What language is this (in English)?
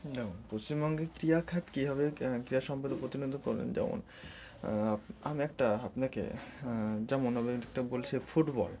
Bangla